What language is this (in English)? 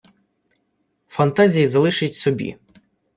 Ukrainian